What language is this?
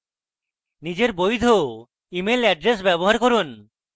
Bangla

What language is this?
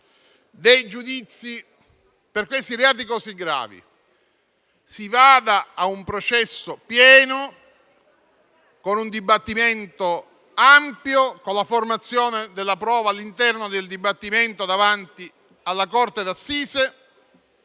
Italian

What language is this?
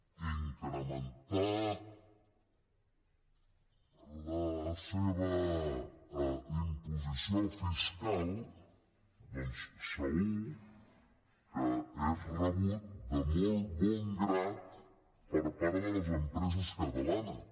Catalan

